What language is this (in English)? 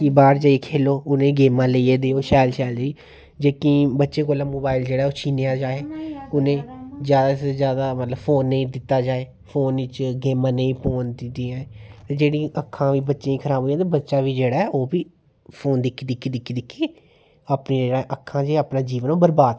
Dogri